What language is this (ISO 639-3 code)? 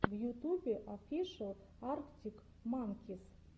rus